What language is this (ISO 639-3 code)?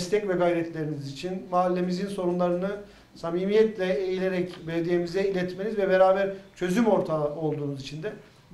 tur